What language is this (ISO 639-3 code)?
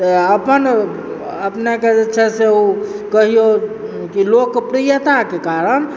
mai